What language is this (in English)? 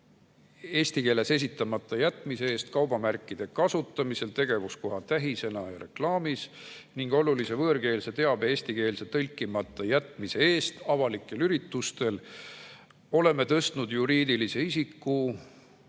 Estonian